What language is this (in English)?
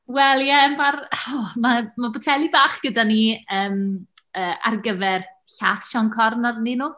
Welsh